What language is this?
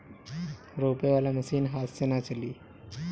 Bhojpuri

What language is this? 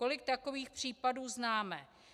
Czech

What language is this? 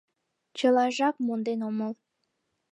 Mari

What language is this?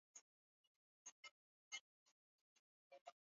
Swahili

